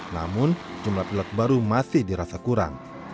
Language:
Indonesian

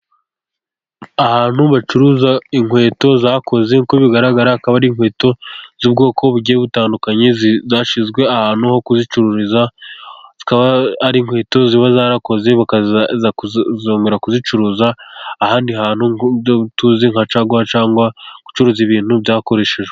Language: Kinyarwanda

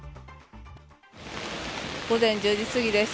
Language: Japanese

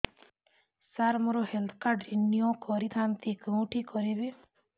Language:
Odia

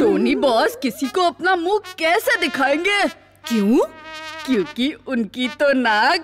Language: Hindi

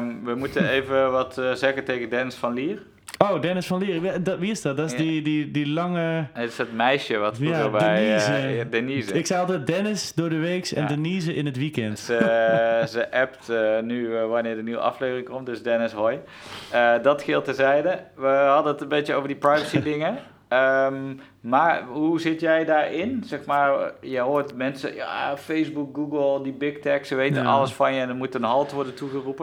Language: Dutch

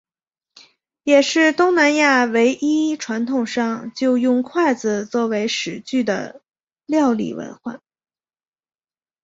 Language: Chinese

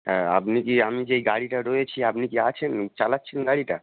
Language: Bangla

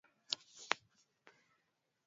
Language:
Swahili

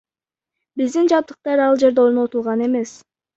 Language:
Kyrgyz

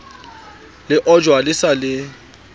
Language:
Southern Sotho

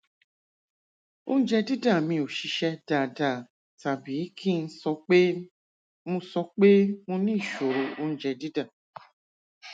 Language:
Yoruba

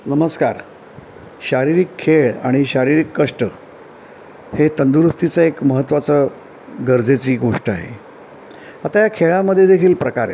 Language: Marathi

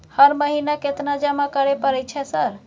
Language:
Maithili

